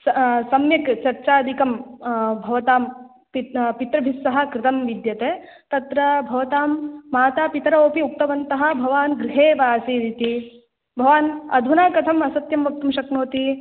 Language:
Sanskrit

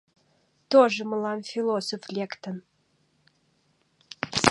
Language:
Mari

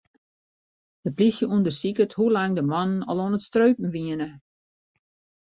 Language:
Western Frisian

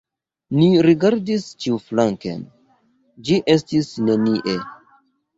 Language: Esperanto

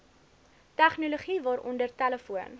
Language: Afrikaans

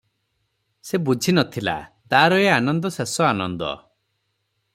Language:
Odia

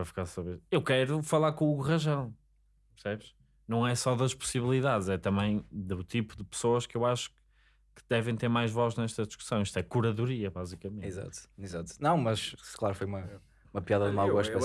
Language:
Portuguese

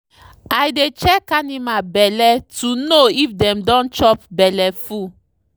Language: Nigerian Pidgin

